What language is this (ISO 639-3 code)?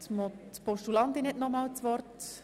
gsw